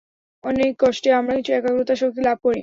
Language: Bangla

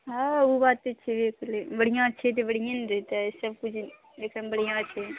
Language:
Maithili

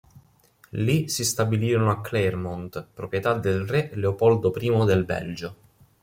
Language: Italian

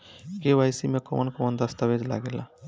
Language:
Bhojpuri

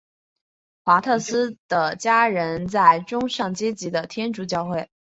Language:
Chinese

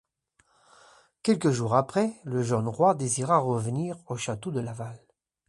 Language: French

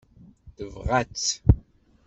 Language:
Kabyle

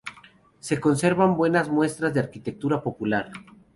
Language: Spanish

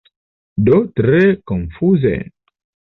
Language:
Esperanto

